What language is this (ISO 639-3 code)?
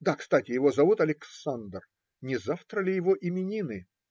rus